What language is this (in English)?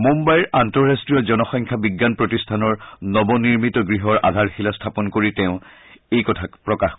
Assamese